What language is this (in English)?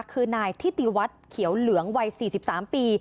Thai